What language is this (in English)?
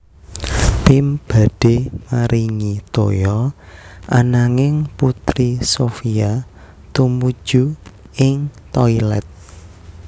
Javanese